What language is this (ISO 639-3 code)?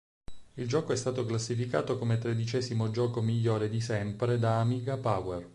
ita